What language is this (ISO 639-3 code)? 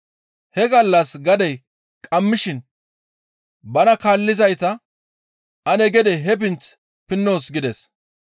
gmv